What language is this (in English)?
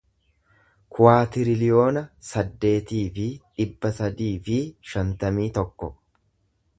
Oromo